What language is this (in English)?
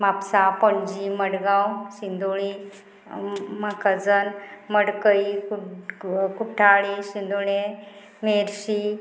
Konkani